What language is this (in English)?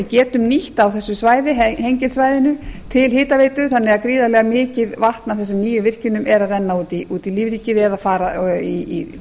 Icelandic